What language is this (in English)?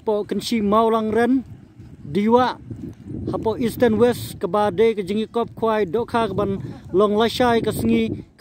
Indonesian